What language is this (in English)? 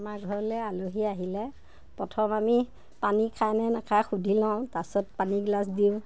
Assamese